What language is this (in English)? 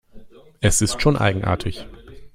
German